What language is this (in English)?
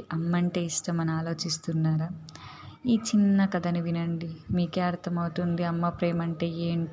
Telugu